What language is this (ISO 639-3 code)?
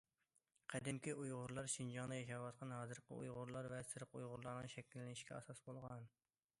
uig